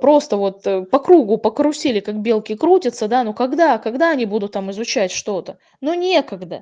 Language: Russian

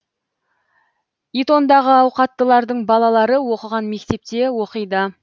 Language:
Kazakh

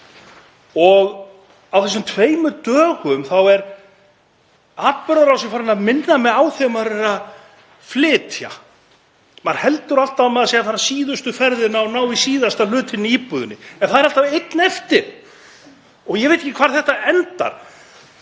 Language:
Icelandic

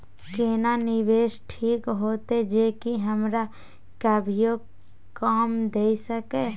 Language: Maithili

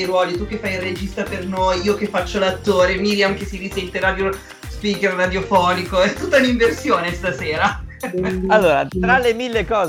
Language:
Italian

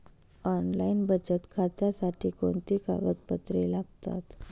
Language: Marathi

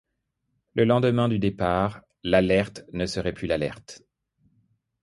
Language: French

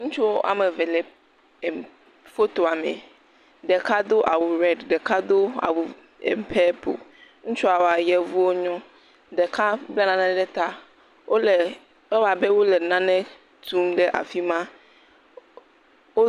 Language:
Ewe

